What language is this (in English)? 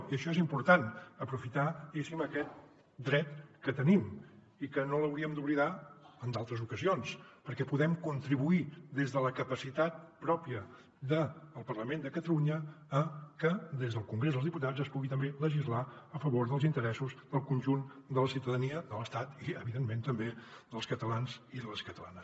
Catalan